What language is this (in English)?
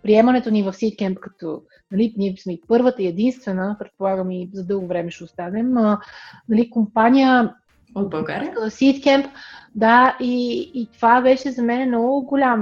Bulgarian